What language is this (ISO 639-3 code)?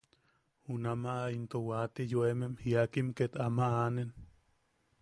yaq